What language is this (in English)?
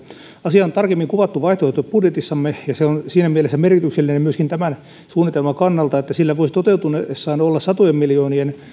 Finnish